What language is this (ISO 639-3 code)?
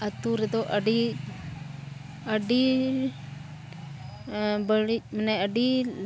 sat